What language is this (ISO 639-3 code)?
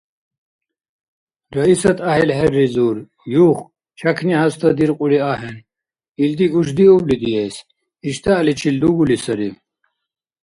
dar